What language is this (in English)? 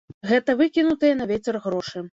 Belarusian